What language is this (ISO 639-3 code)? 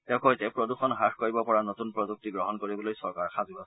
asm